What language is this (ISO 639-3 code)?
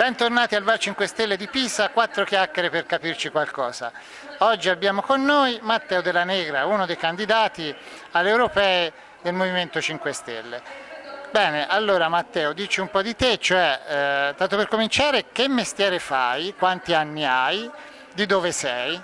ita